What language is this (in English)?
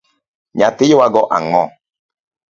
Luo (Kenya and Tanzania)